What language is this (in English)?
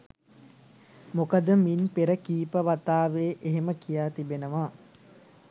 Sinhala